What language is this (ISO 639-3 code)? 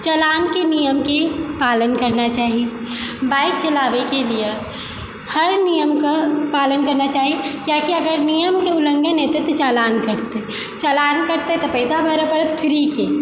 mai